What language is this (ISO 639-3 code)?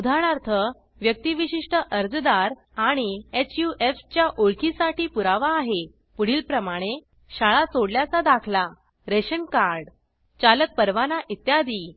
mar